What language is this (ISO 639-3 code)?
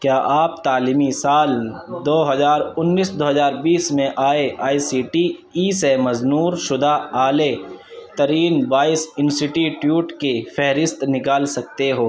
urd